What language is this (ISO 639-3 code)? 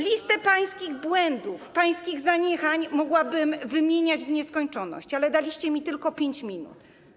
pol